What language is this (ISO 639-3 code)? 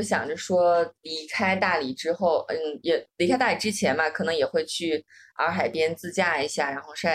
zho